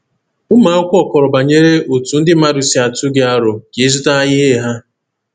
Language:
Igbo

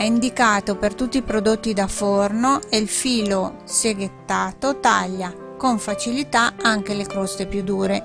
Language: Italian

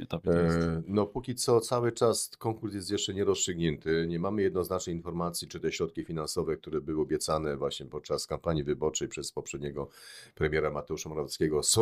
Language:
Polish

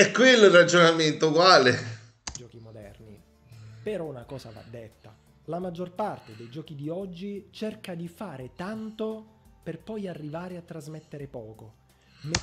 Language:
Italian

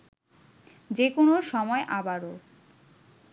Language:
Bangla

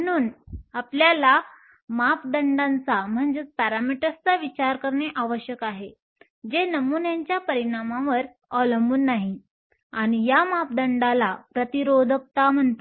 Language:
Marathi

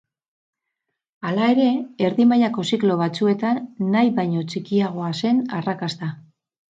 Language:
Basque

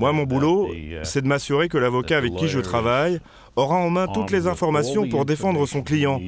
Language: French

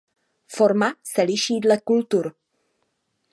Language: Czech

